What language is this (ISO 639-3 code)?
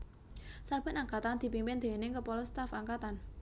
jav